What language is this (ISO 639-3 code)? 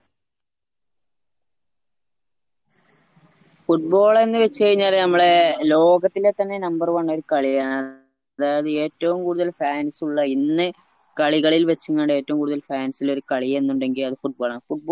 mal